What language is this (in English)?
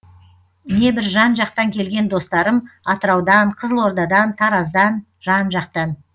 Kazakh